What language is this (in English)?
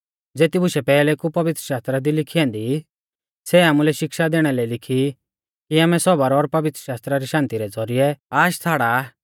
Mahasu Pahari